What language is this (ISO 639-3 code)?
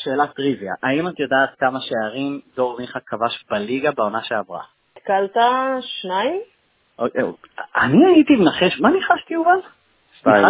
heb